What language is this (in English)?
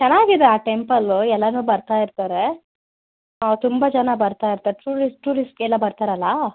Kannada